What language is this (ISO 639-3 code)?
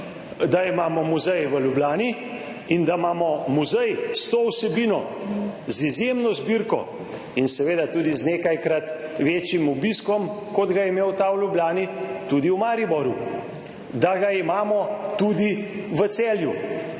slv